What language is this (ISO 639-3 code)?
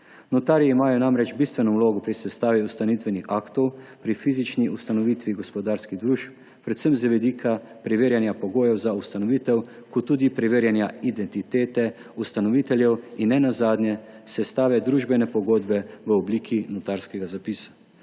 slv